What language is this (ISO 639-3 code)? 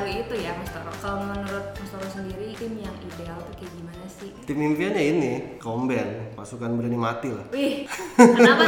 ind